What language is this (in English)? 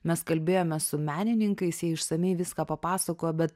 Lithuanian